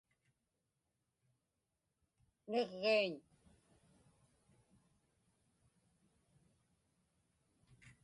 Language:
Inupiaq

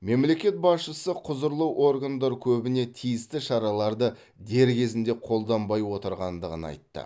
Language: Kazakh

